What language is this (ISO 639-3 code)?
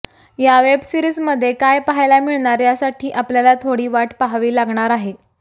mar